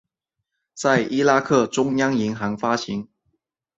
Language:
Chinese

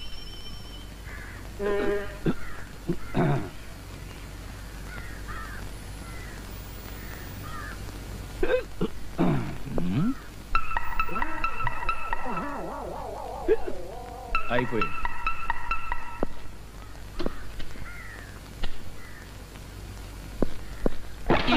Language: Indonesian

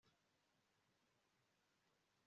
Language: Kinyarwanda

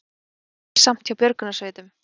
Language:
Icelandic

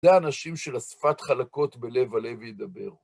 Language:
Hebrew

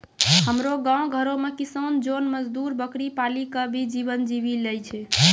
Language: Maithili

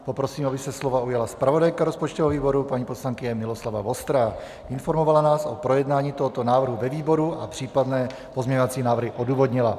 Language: Czech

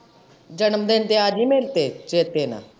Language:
Punjabi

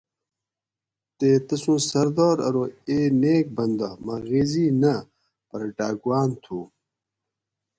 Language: Gawri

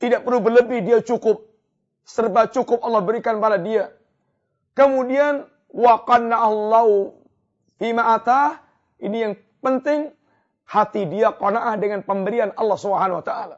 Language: Malay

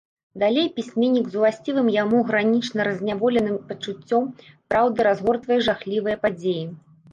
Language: Belarusian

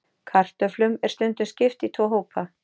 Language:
Icelandic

